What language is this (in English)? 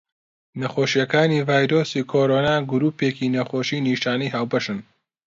Central Kurdish